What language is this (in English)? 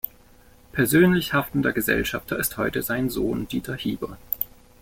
German